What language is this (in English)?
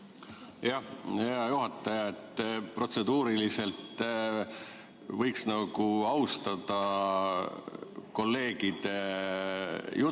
Estonian